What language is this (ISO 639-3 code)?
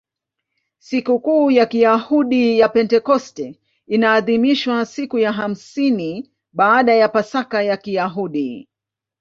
swa